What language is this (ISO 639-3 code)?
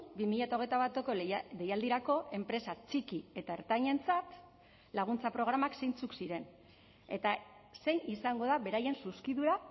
eus